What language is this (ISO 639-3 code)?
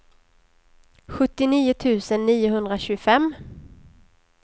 swe